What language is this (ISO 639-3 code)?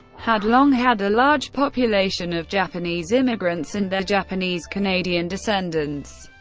eng